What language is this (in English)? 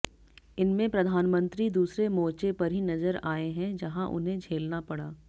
Hindi